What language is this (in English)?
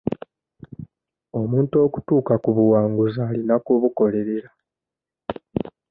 Ganda